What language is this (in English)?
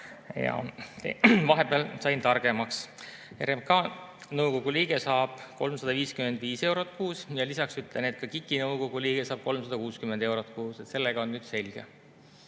Estonian